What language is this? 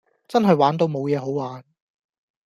Cantonese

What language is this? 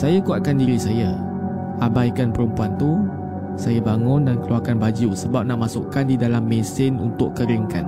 Malay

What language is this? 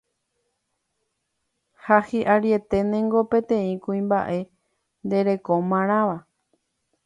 Guarani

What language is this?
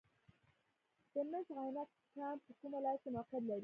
Pashto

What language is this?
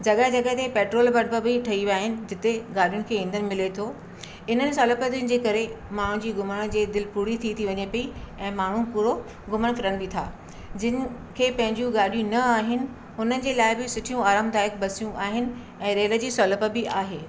Sindhi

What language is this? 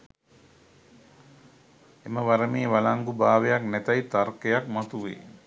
Sinhala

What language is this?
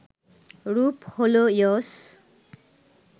Bangla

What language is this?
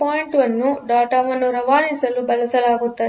Kannada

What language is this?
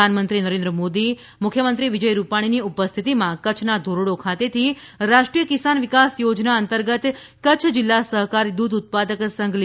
Gujarati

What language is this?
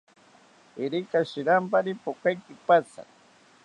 South Ucayali Ashéninka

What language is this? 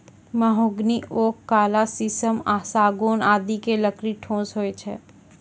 Maithili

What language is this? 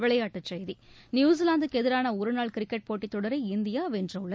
Tamil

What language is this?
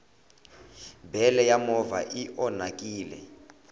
Tsonga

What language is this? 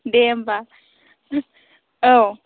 Bodo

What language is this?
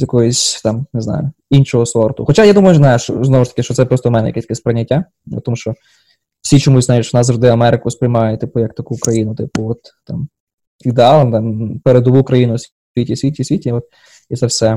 Ukrainian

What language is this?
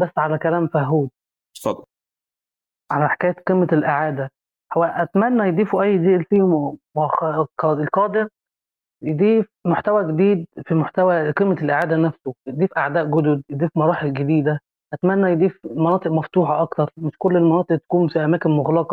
Arabic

